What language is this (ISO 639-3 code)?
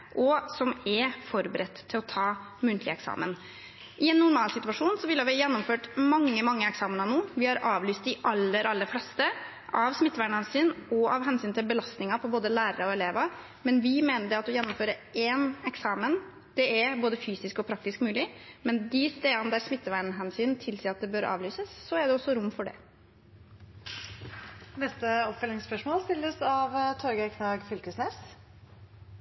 nor